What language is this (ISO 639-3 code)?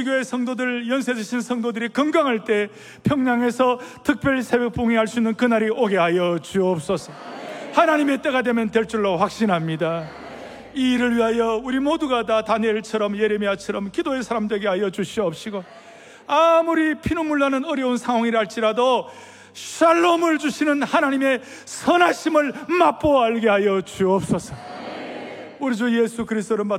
kor